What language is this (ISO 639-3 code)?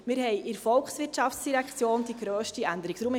gsw